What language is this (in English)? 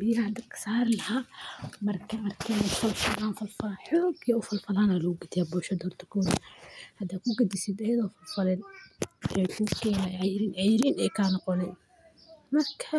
Somali